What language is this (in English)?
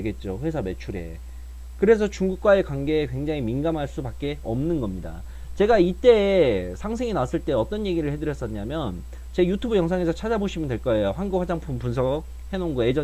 Korean